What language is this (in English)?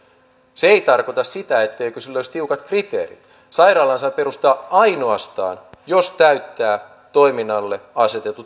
Finnish